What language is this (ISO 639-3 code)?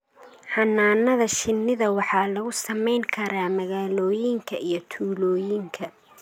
som